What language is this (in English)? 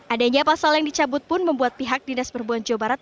Indonesian